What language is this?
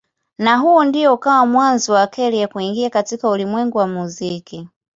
Swahili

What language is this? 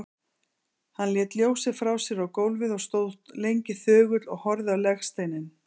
Icelandic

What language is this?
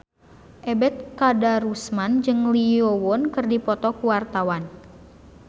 Sundanese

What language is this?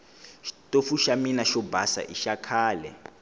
Tsonga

